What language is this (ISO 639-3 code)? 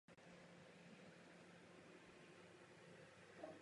ces